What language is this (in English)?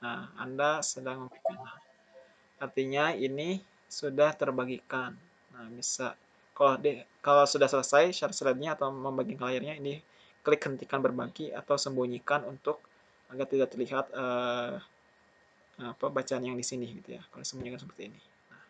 Indonesian